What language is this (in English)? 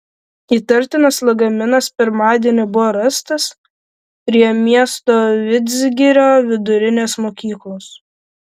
Lithuanian